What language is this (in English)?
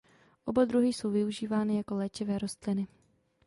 Czech